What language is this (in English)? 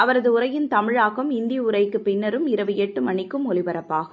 Tamil